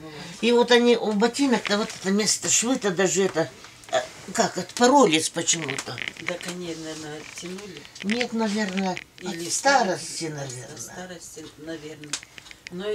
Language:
Russian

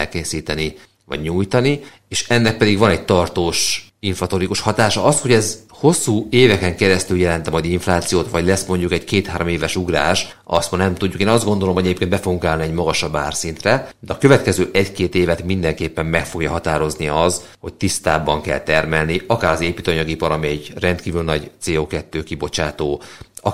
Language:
Hungarian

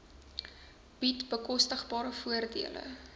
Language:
Afrikaans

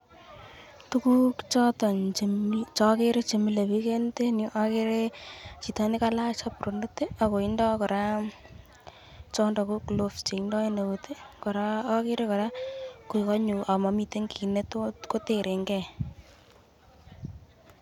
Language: Kalenjin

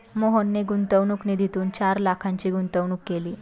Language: Marathi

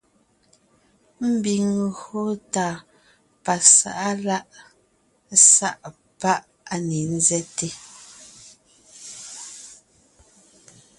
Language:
Ngiemboon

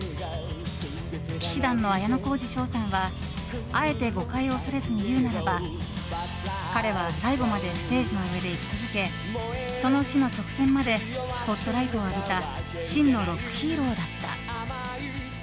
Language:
Japanese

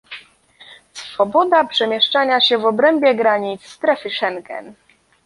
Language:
Polish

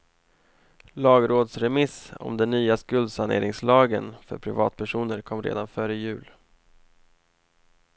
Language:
Swedish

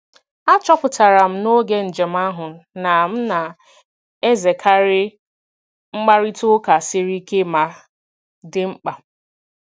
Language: Igbo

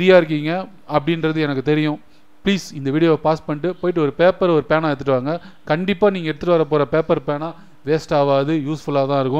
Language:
Tamil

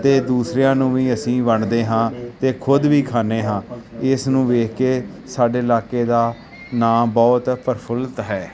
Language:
Punjabi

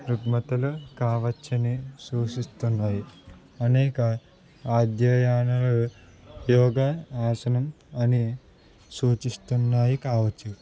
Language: Telugu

